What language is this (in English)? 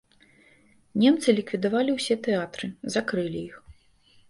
Belarusian